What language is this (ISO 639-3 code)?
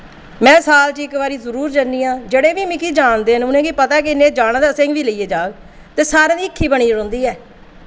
doi